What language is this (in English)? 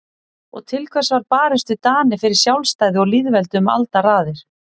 Icelandic